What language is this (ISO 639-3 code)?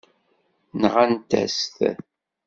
kab